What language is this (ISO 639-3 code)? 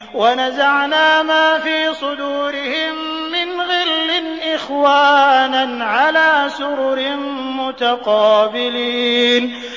ara